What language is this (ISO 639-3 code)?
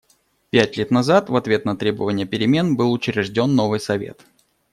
rus